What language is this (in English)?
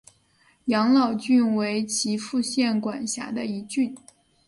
Chinese